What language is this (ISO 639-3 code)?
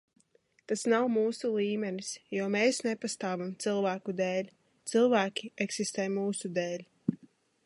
lav